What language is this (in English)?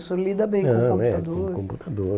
Portuguese